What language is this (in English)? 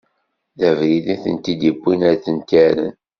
Kabyle